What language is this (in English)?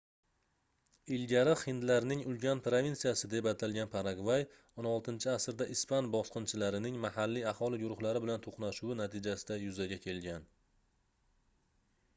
Uzbek